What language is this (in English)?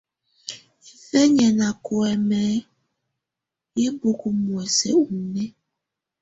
Tunen